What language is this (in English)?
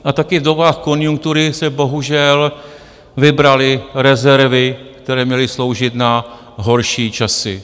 Czech